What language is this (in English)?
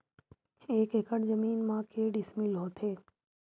Chhattisgarhi